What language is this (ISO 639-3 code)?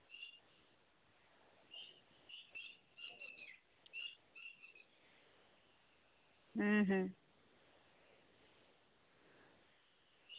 sat